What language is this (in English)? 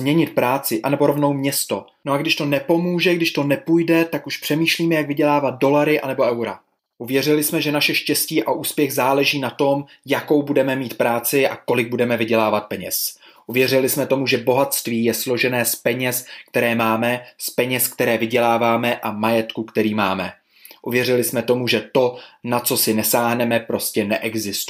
Czech